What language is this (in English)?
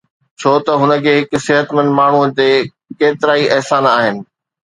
Sindhi